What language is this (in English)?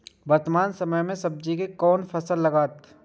Maithili